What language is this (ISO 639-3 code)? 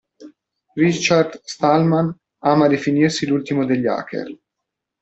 ita